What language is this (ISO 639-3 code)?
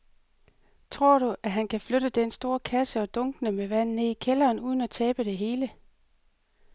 dan